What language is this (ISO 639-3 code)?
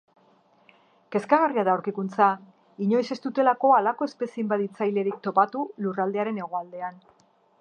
eus